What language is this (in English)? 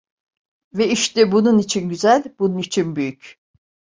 Turkish